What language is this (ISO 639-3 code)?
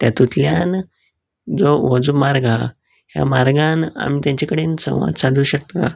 kok